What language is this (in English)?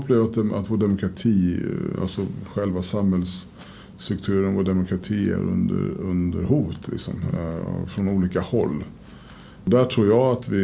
Swedish